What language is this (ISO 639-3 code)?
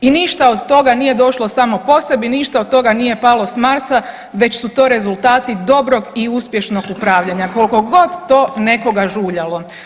hrv